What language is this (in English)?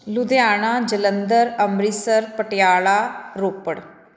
Punjabi